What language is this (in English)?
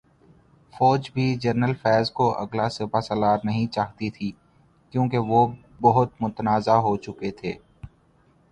Urdu